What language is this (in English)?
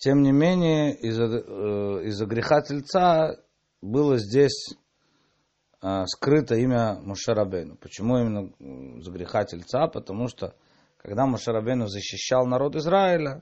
Russian